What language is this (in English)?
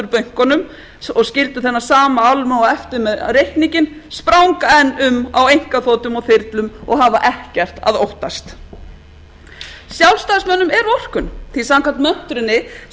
Icelandic